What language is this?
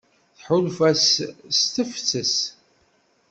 Kabyle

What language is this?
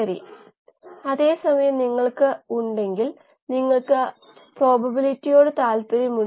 Malayalam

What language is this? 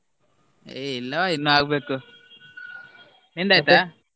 Kannada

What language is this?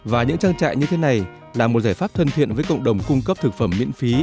Vietnamese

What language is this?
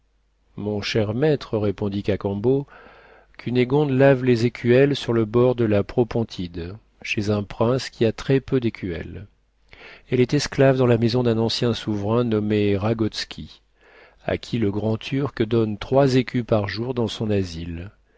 French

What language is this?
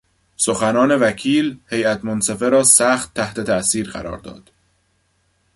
Persian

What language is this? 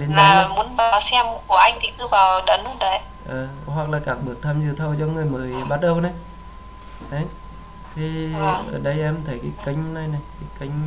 Vietnamese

